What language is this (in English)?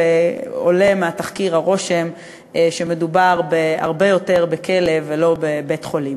Hebrew